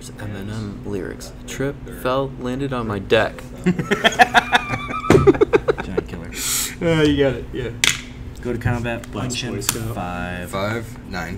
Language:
English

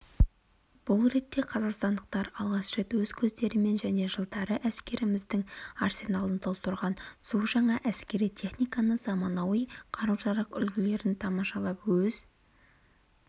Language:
Kazakh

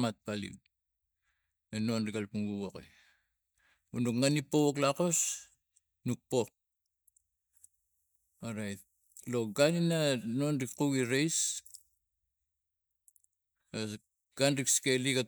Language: Tigak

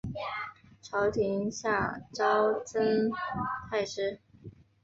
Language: Chinese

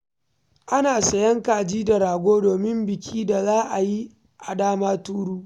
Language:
Hausa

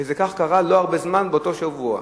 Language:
Hebrew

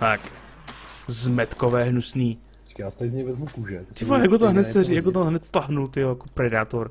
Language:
Czech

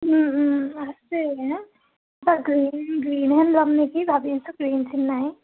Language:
Assamese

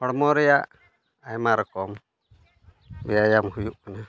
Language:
Santali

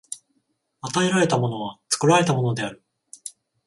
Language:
Japanese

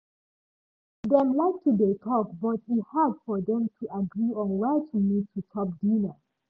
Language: Nigerian Pidgin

